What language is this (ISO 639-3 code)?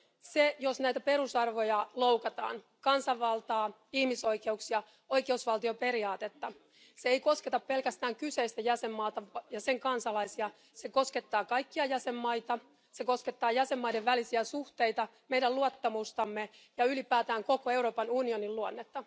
fin